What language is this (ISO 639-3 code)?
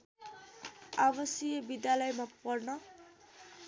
nep